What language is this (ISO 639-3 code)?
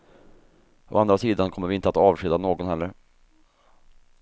swe